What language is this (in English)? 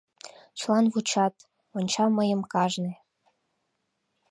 Mari